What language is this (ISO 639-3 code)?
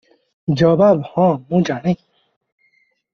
ori